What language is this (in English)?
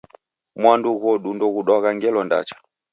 Taita